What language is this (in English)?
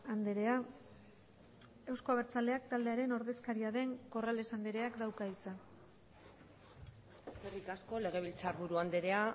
Basque